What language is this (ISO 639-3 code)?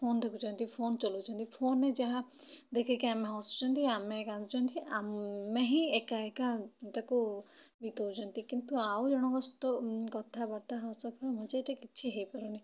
ori